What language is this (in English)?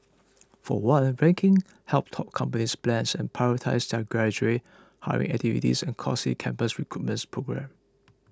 English